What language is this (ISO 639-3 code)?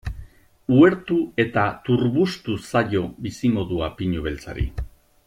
eus